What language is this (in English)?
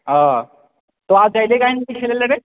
Maithili